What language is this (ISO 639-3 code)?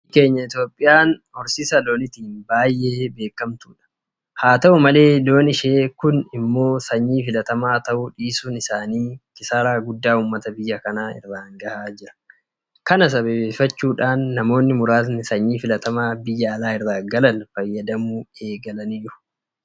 orm